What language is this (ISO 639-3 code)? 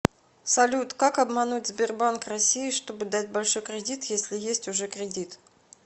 rus